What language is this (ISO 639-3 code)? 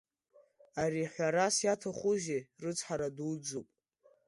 abk